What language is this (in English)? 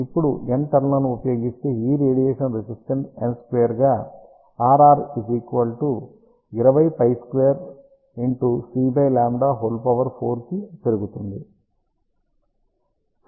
Telugu